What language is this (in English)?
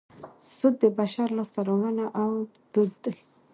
Pashto